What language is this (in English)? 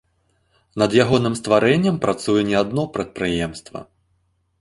Belarusian